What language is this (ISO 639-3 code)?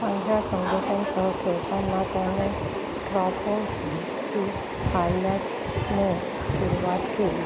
mar